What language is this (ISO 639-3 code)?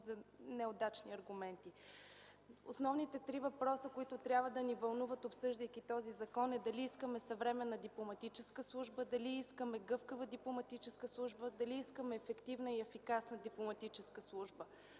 bul